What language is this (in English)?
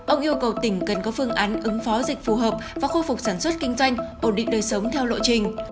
Vietnamese